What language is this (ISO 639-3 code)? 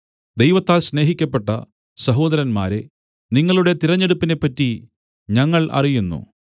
mal